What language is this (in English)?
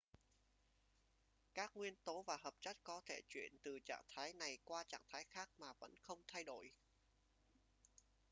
Vietnamese